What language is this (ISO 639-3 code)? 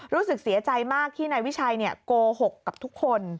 tha